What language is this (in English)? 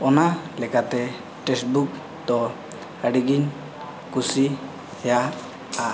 Santali